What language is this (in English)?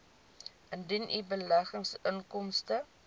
Afrikaans